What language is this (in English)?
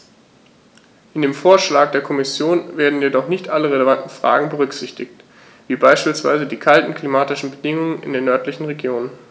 German